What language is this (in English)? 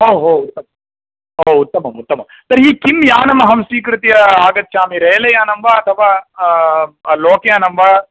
Sanskrit